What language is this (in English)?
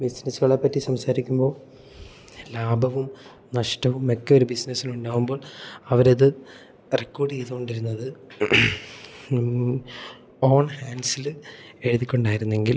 Malayalam